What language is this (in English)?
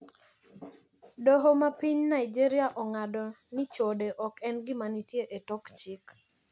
Luo (Kenya and Tanzania)